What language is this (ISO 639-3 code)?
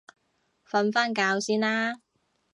yue